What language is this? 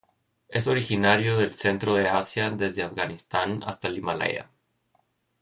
Spanish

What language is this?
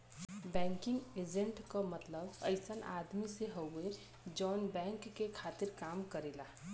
Bhojpuri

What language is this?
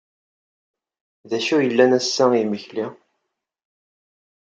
Kabyle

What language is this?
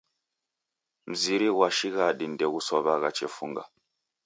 Taita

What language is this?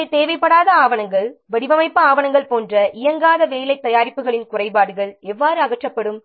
Tamil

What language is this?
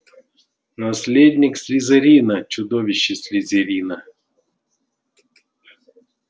Russian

